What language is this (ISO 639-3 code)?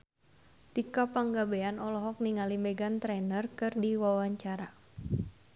sun